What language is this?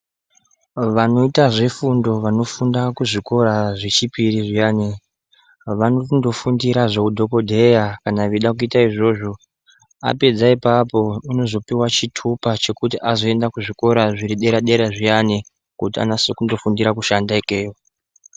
Ndau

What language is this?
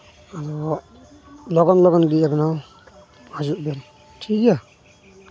Santali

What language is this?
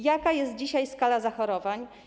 Polish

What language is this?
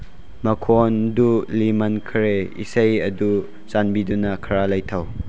Manipuri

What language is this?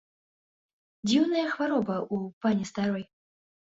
Belarusian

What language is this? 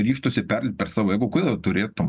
Lithuanian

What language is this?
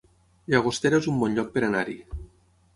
Catalan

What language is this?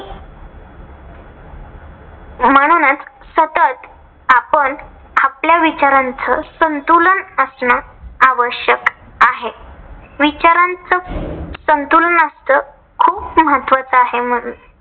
Marathi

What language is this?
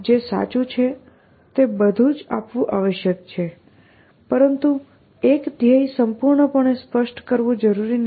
Gujarati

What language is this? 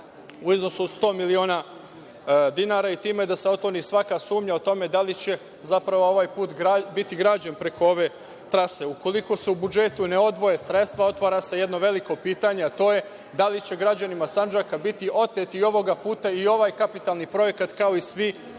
Serbian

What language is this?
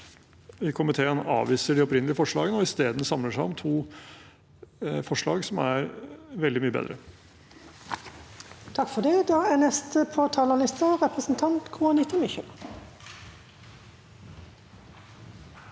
Norwegian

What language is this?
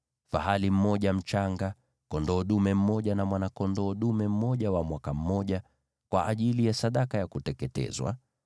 Swahili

